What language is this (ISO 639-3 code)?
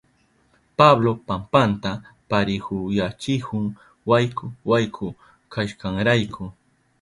qup